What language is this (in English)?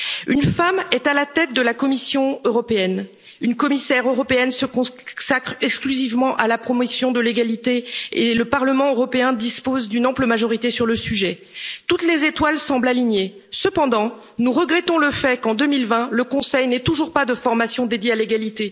French